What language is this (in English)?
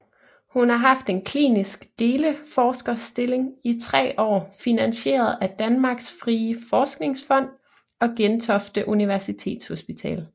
Danish